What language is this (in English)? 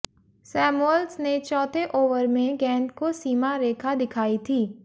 Hindi